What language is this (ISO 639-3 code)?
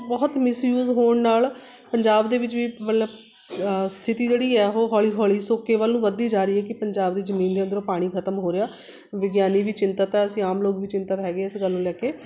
pan